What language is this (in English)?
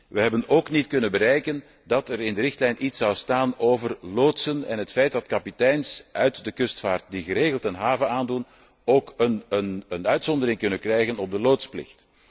Dutch